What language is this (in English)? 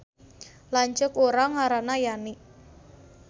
Sundanese